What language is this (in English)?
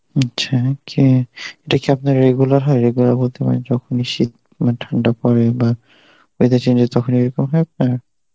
Bangla